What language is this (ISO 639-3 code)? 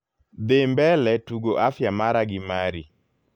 luo